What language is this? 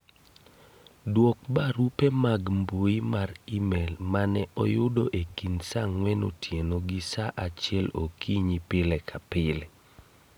Luo (Kenya and Tanzania)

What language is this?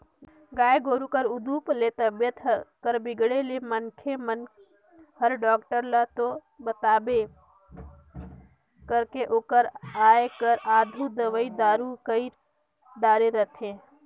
Chhattisgarhi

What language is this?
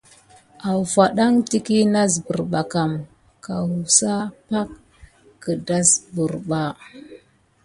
Gidar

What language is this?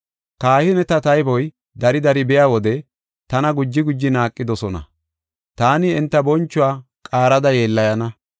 Gofa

